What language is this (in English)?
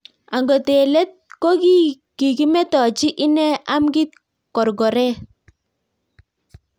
Kalenjin